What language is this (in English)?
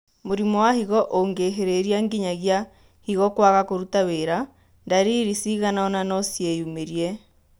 Kikuyu